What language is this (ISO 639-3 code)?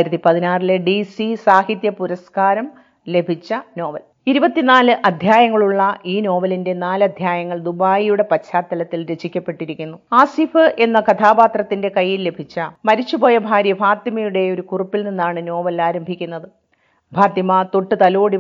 mal